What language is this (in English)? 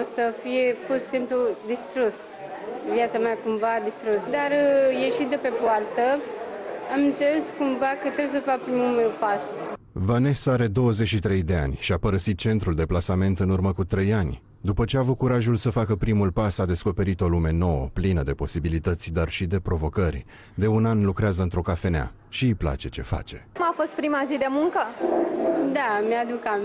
Romanian